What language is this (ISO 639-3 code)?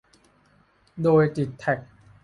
tha